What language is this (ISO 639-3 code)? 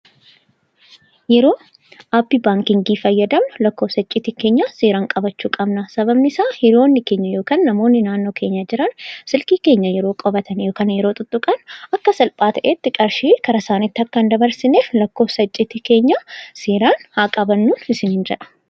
orm